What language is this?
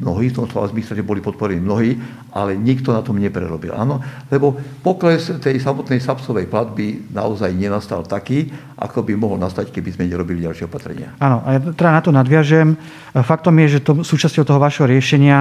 Slovak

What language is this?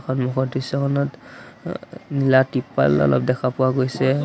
Assamese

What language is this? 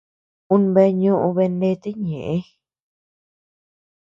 Tepeuxila Cuicatec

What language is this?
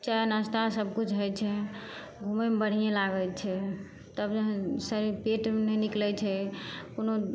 Maithili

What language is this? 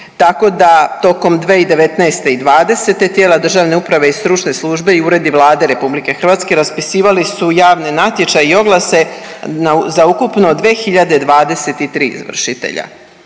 Croatian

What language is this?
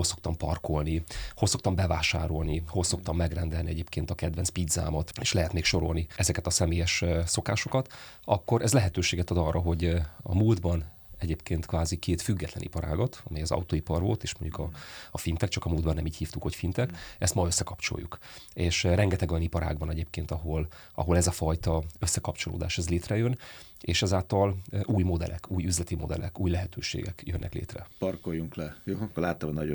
Hungarian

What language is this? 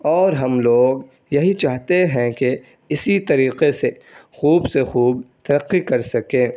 Urdu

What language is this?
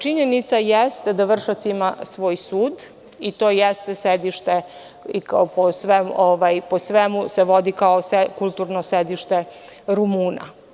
Serbian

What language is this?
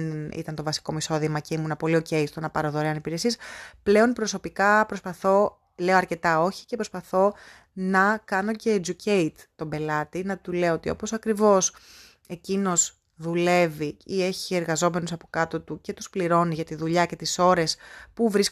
Greek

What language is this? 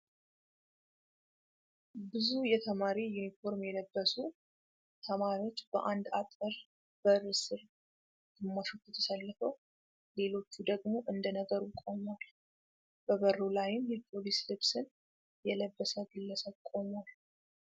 Amharic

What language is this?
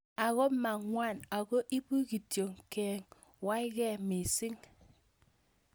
Kalenjin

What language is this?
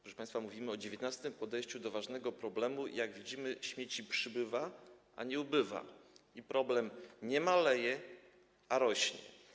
Polish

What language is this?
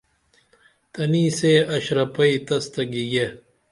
Dameli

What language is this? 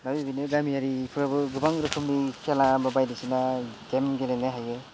Bodo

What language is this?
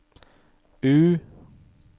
Norwegian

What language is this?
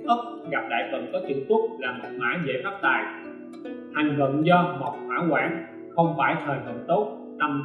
Vietnamese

